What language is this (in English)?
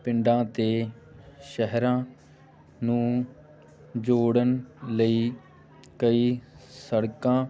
Punjabi